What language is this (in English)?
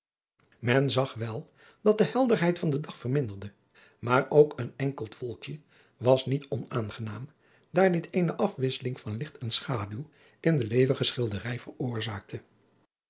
Dutch